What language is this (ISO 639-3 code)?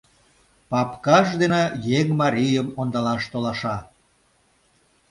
chm